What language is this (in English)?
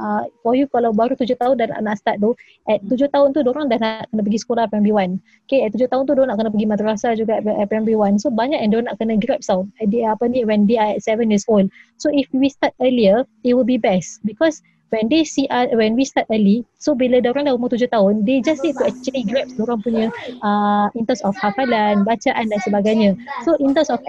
Malay